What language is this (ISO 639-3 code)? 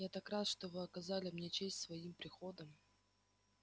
rus